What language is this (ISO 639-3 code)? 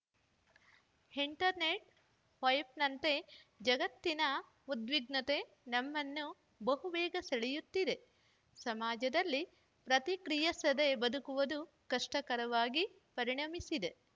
kan